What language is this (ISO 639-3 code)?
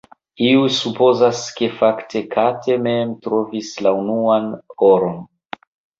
epo